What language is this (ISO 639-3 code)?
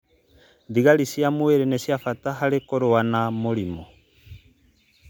kik